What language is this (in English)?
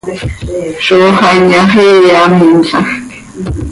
Seri